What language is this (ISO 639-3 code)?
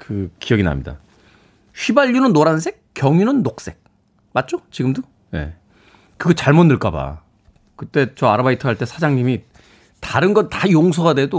kor